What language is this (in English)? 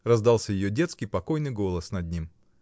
Russian